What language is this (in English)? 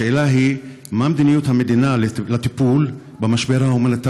Hebrew